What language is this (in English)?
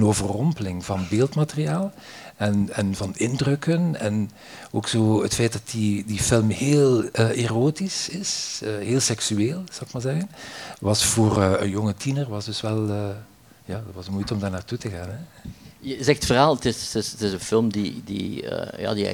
Dutch